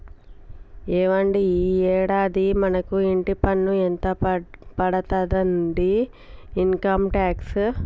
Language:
Telugu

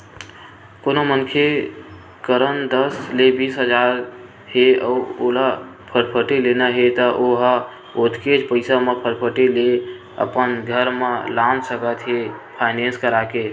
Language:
Chhattisgarhi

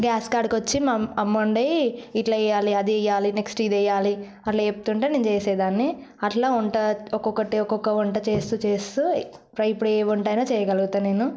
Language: Telugu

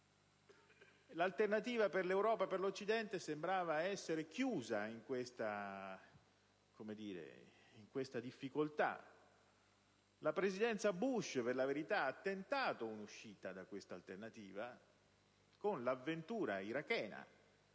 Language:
Italian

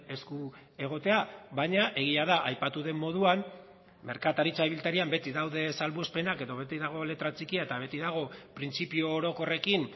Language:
Basque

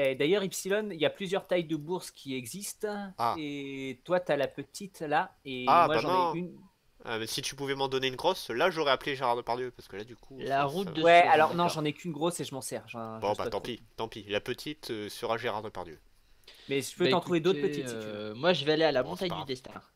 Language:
French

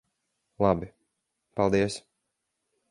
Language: Latvian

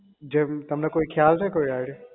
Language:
Gujarati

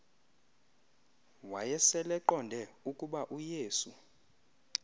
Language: Xhosa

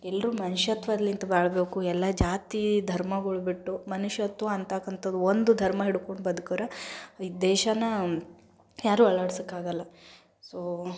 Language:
Kannada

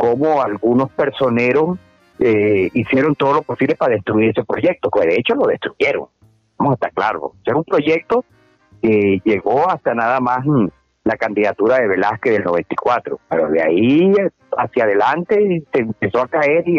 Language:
Spanish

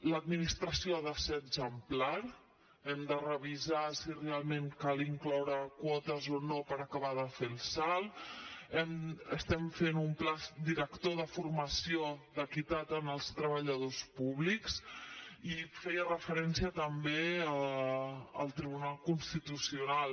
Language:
Catalan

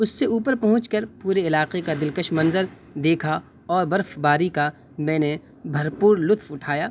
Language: Urdu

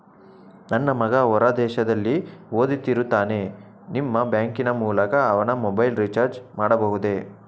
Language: Kannada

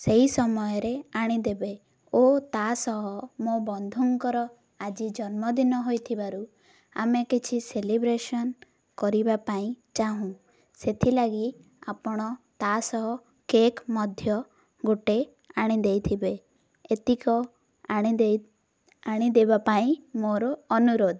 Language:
Odia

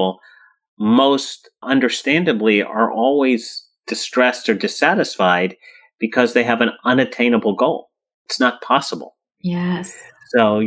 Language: English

